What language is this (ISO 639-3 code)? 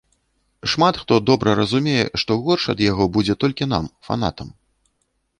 bel